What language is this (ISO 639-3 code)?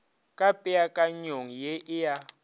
nso